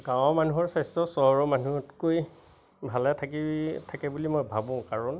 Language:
Assamese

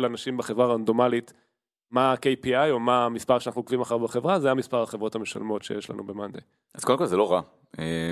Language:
Hebrew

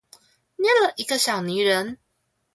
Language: Chinese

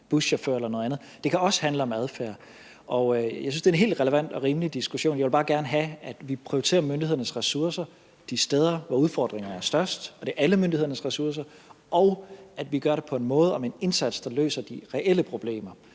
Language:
Danish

